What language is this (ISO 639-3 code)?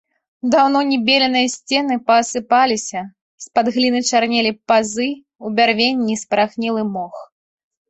bel